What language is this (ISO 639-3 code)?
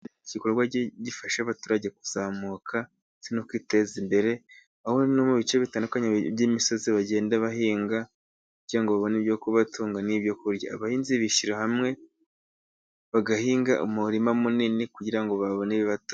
kin